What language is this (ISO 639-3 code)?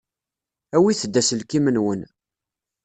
kab